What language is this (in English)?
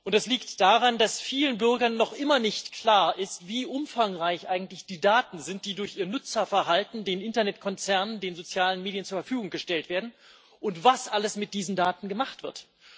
German